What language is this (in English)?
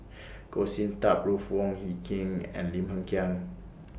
English